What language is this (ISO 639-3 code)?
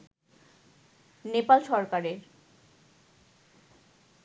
ben